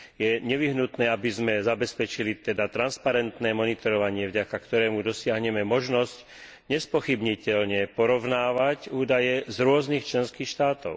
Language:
Slovak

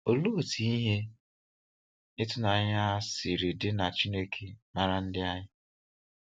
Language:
Igbo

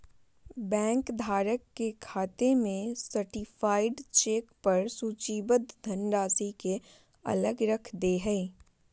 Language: Magahi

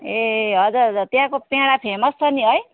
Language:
Nepali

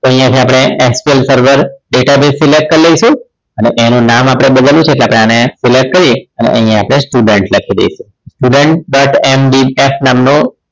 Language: Gujarati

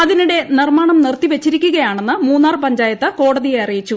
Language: Malayalam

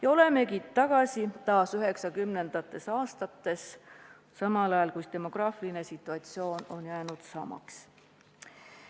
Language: Estonian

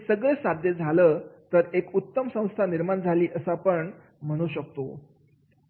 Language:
Marathi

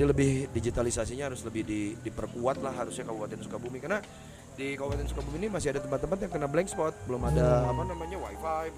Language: Indonesian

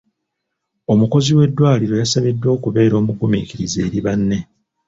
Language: Ganda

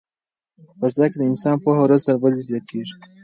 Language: Pashto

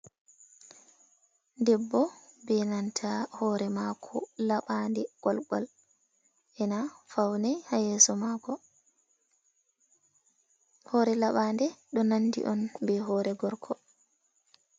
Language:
Fula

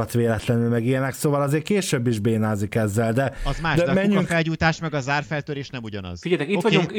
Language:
Hungarian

